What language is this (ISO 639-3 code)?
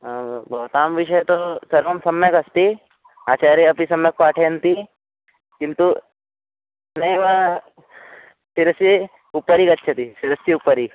san